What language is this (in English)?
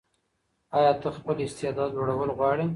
Pashto